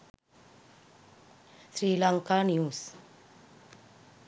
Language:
Sinhala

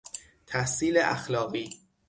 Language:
Persian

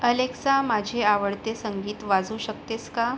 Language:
Marathi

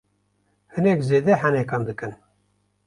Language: Kurdish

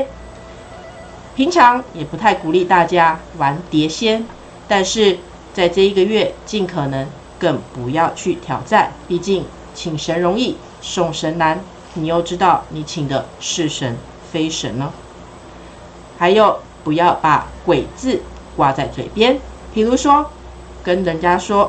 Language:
Chinese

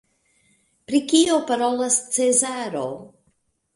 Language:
Esperanto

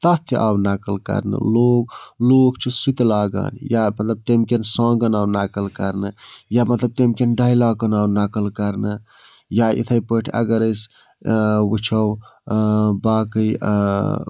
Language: Kashmiri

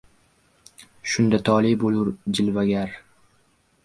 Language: Uzbek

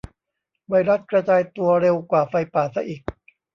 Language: Thai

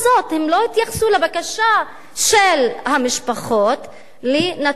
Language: Hebrew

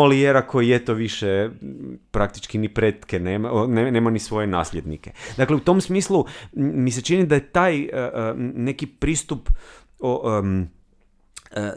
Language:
Croatian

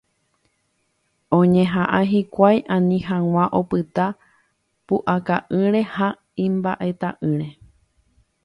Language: Guarani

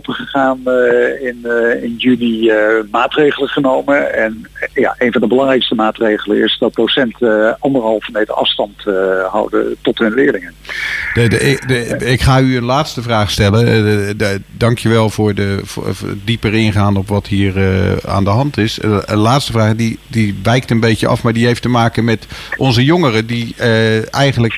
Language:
Dutch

